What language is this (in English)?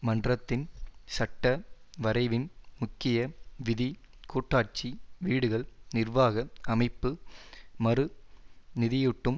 Tamil